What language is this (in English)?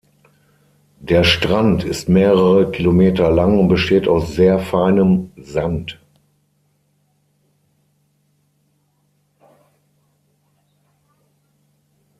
German